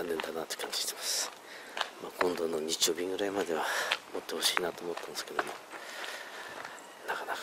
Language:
Japanese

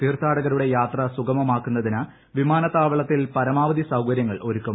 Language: Malayalam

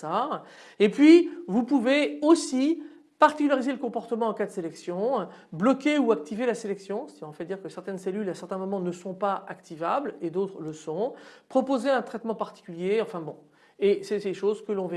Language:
French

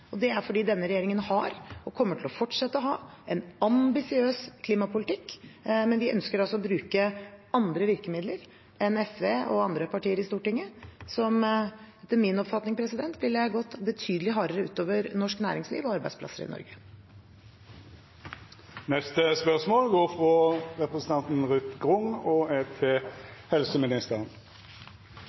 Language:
Norwegian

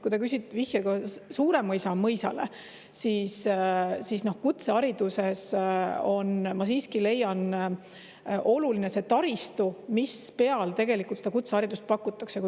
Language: Estonian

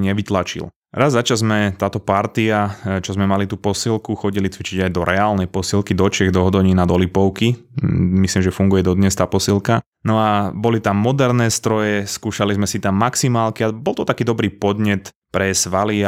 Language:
Slovak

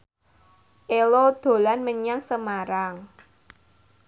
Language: Javanese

